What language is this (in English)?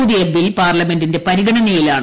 Malayalam